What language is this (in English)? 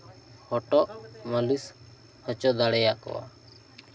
Santali